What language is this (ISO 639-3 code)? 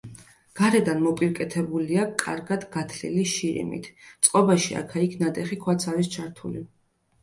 kat